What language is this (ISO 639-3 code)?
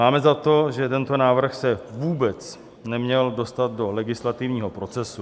ces